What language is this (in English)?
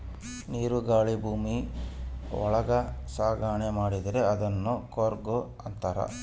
Kannada